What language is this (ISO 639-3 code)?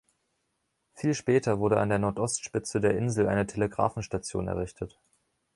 deu